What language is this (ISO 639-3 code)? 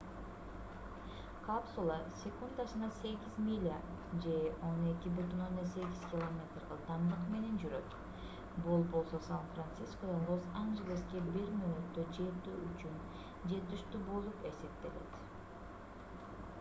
kir